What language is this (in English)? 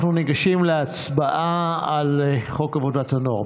Hebrew